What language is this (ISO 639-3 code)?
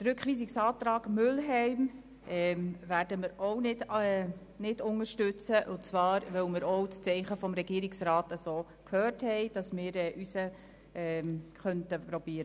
gsw